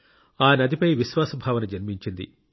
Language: Telugu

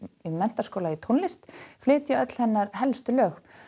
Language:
Icelandic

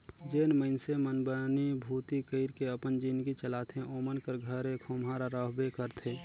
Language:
Chhattisgarhi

